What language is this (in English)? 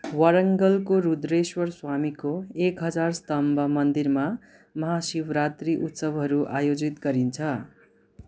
Nepali